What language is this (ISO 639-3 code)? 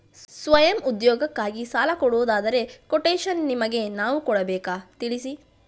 kan